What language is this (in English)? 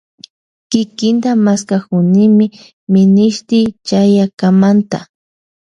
Loja Highland Quichua